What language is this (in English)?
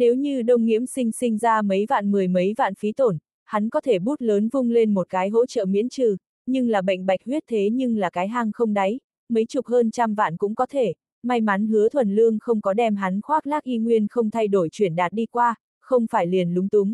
Vietnamese